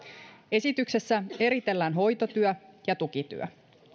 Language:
Finnish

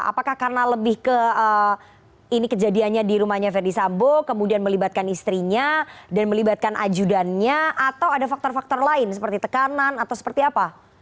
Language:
Indonesian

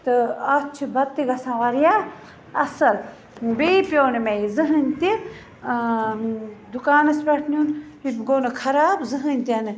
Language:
Kashmiri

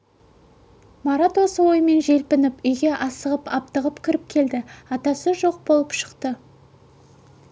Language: Kazakh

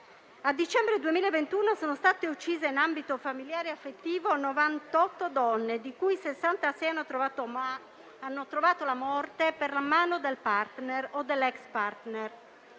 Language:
Italian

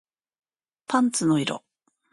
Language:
Japanese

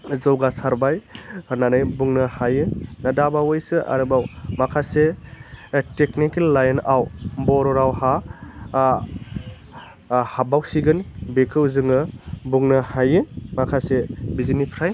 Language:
Bodo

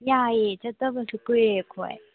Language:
Manipuri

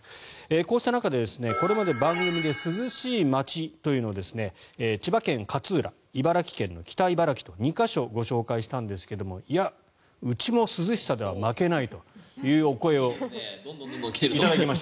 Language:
Japanese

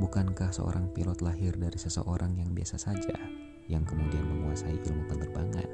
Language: Indonesian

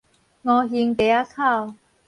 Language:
Min Nan Chinese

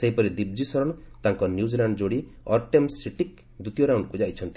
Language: Odia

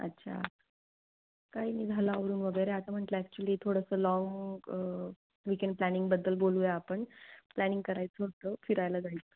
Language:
Marathi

